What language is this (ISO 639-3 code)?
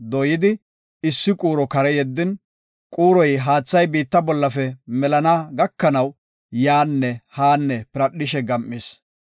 gof